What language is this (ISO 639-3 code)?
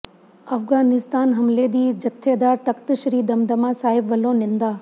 pan